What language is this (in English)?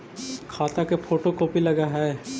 Magahi